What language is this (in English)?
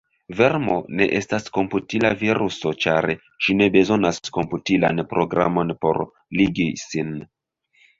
Esperanto